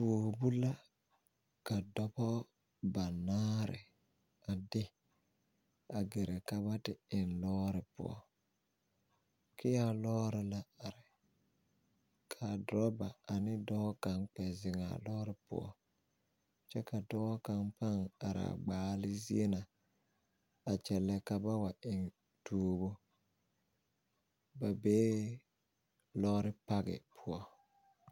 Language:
Southern Dagaare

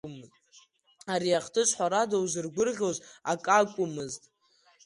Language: Abkhazian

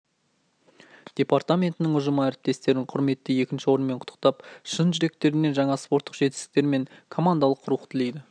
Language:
Kazakh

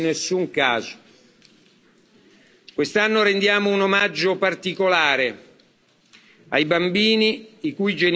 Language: Italian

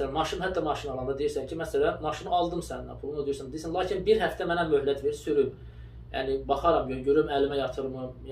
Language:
Turkish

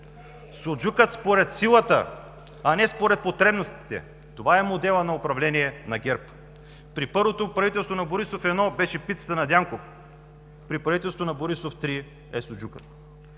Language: Bulgarian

